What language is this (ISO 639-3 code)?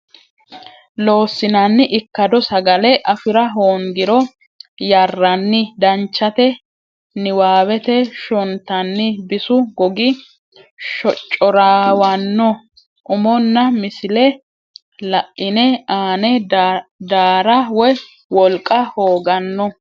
sid